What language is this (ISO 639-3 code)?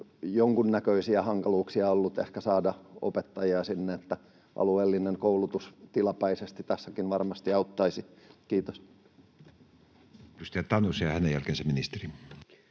fin